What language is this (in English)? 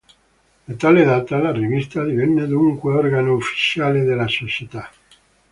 Italian